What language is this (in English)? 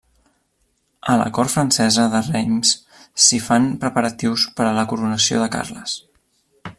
Catalan